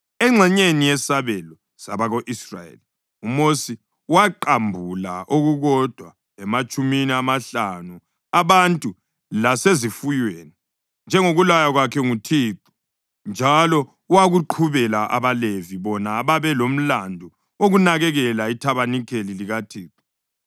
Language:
North Ndebele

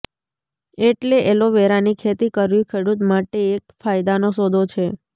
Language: Gujarati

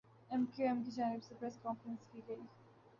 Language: Urdu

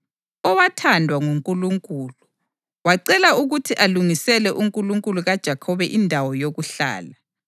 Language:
North Ndebele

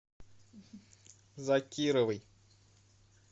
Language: Russian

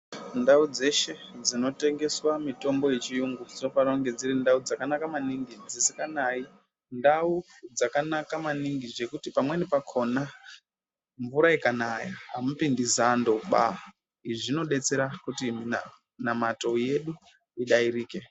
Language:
Ndau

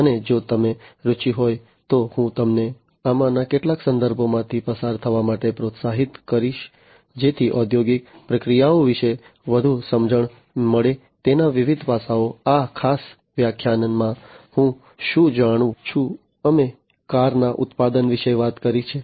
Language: Gujarati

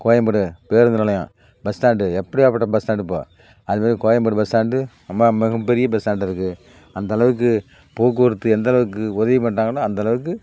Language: Tamil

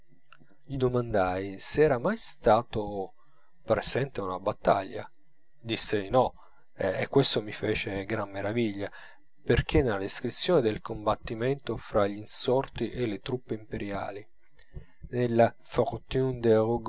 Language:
Italian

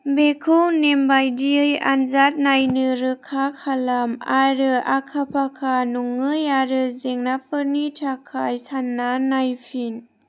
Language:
Bodo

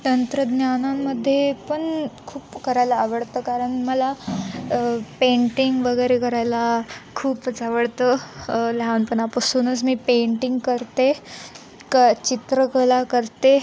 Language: Marathi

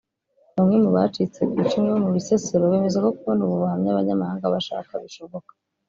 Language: Kinyarwanda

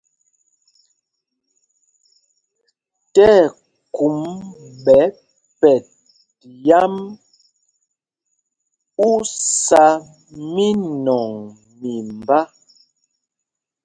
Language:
Mpumpong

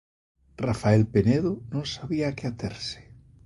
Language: Galician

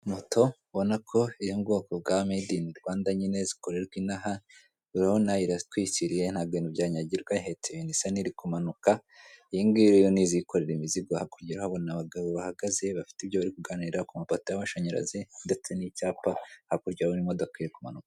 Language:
Kinyarwanda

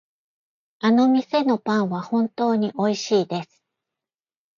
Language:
Japanese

